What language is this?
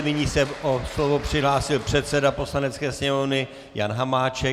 Czech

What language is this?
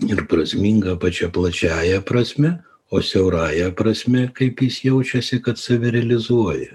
Lithuanian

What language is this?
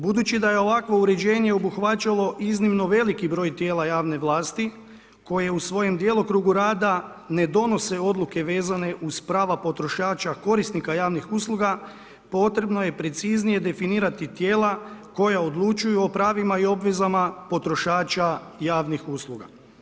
Croatian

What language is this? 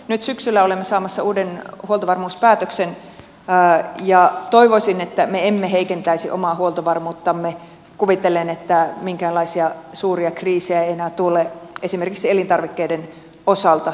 Finnish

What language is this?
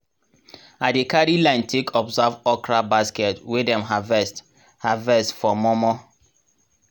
Nigerian Pidgin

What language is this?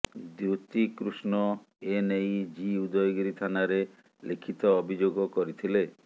Odia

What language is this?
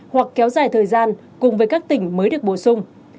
Vietnamese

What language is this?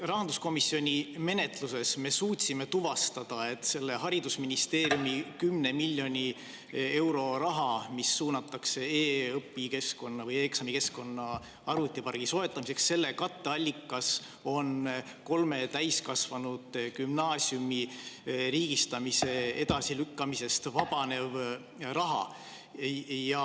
Estonian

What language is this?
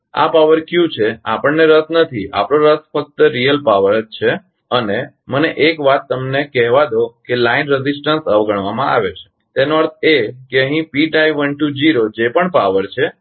Gujarati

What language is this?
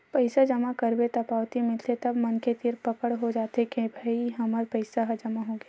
Chhattisgarhi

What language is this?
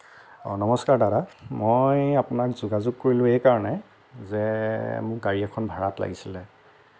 Assamese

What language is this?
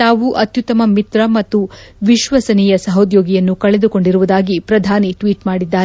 Kannada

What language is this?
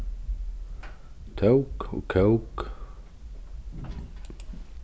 Faroese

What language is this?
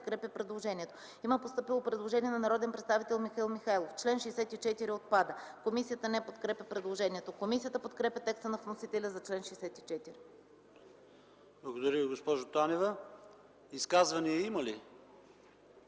Bulgarian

